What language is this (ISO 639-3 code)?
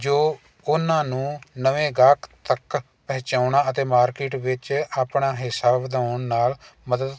pan